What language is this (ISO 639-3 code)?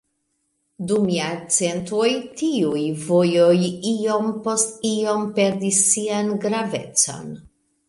epo